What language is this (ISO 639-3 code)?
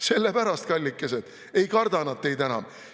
est